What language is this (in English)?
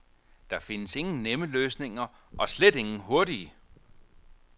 Danish